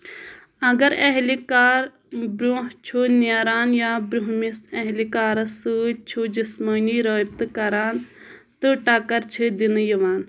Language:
Kashmiri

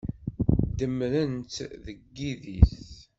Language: Kabyle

